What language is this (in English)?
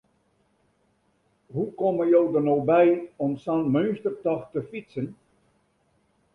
Western Frisian